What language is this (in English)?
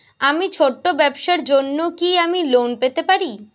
Bangla